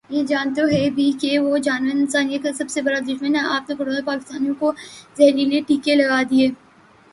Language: Urdu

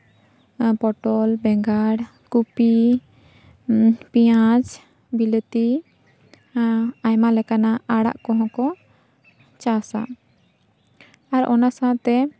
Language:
Santali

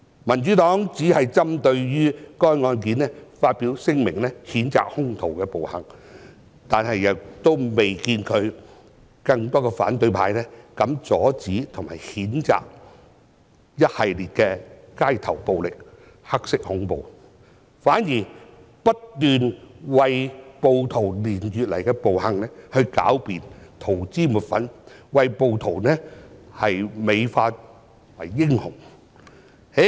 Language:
Cantonese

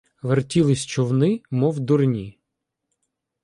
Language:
Ukrainian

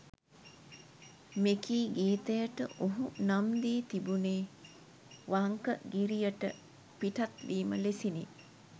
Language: Sinhala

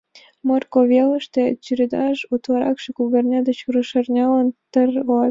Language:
Mari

